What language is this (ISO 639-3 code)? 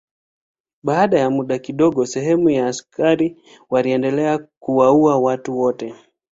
swa